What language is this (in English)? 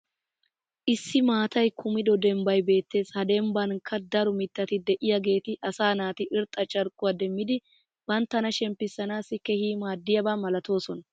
Wolaytta